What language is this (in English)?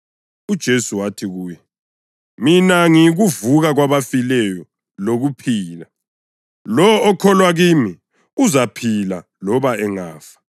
North Ndebele